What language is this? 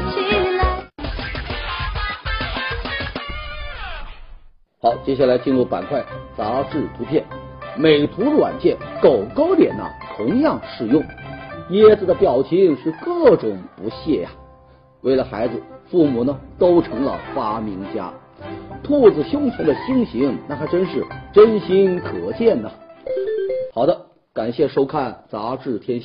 Chinese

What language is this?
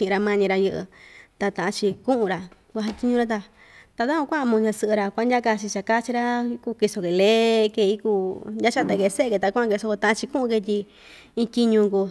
Ixtayutla Mixtec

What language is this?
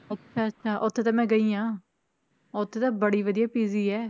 Punjabi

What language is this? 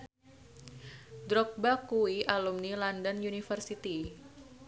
Javanese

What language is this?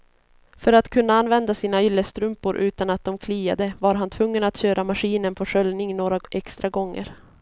Swedish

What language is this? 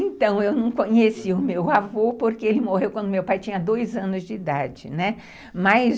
Portuguese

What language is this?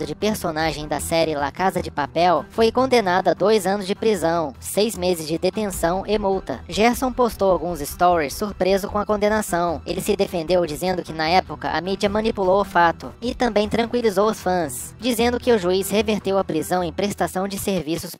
Portuguese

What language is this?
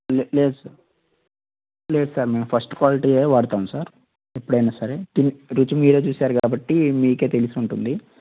Telugu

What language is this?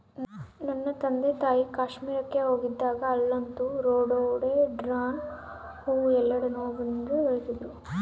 Kannada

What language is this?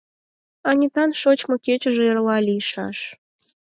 Mari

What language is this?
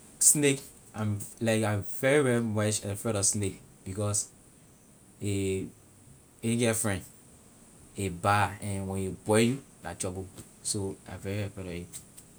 Liberian English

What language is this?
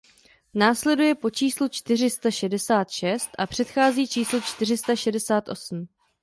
Czech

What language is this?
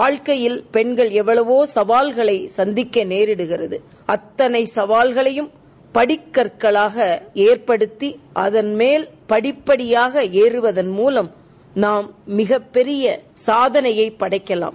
Tamil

